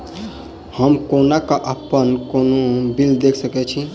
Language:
Maithili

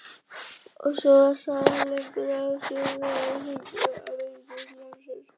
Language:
Icelandic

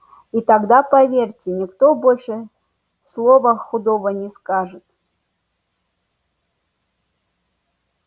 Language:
Russian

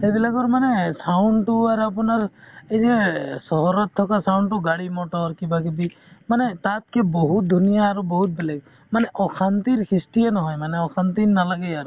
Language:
Assamese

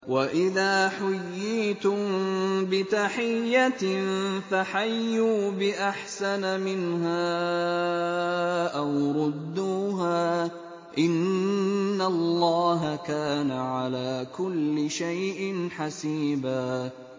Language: Arabic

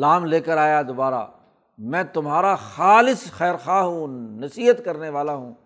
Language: Urdu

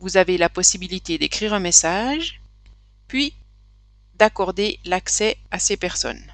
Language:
French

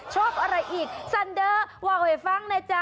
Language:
Thai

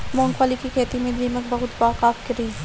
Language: Bhojpuri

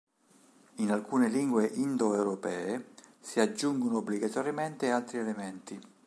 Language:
Italian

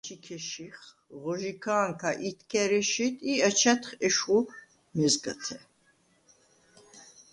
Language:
Svan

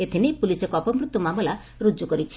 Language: Odia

